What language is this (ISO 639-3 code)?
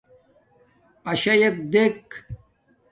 dmk